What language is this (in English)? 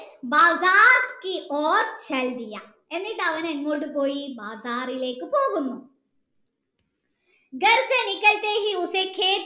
Malayalam